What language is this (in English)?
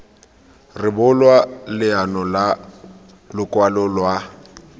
Tswana